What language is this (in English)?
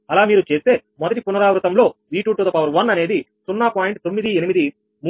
Telugu